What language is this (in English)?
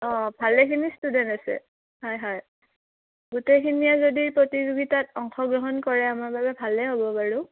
Assamese